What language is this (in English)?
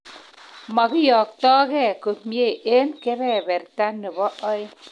Kalenjin